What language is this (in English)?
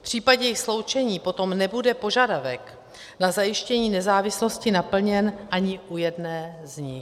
Czech